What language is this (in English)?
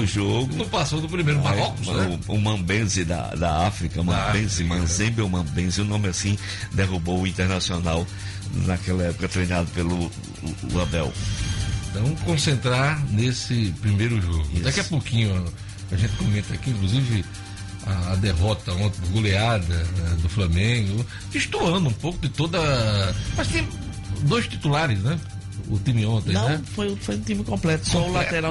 Portuguese